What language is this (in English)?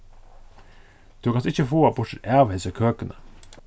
Faroese